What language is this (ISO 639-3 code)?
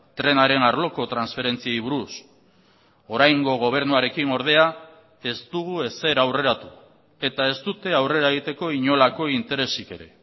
eus